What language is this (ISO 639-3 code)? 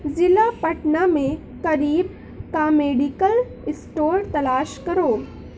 urd